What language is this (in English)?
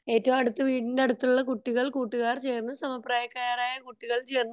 Malayalam